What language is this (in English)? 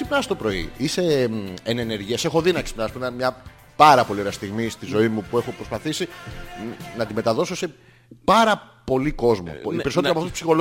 Greek